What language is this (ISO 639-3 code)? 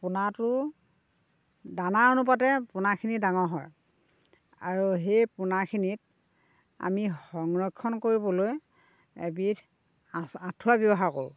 asm